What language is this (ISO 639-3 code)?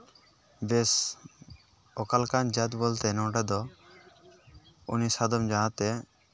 sat